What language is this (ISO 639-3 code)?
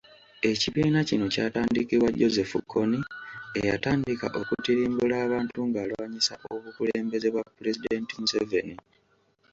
lug